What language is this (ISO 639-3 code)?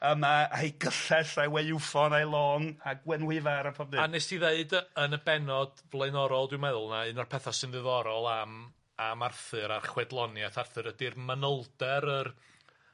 cym